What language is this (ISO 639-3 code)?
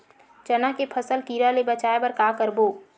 hne